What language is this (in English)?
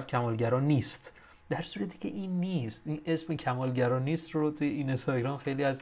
Persian